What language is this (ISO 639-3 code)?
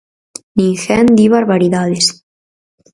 glg